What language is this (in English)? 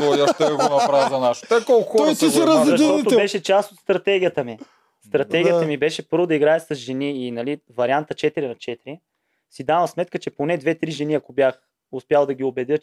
Bulgarian